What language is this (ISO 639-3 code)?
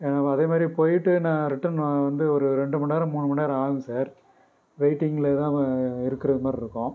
tam